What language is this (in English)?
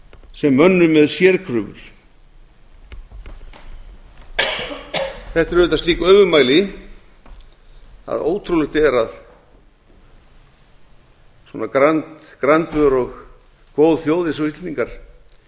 Icelandic